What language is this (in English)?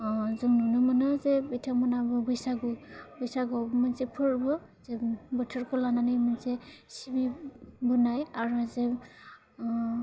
Bodo